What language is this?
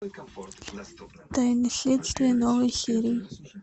Russian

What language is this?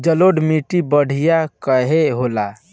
Bhojpuri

